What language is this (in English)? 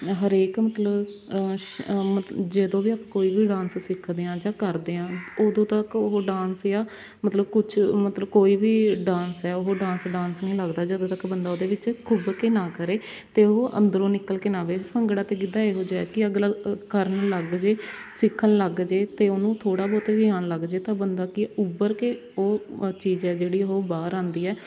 Punjabi